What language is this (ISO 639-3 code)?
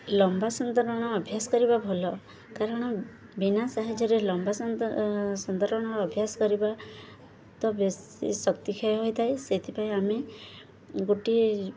ori